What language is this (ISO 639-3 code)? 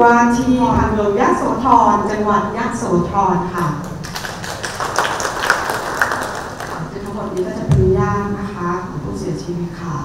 tha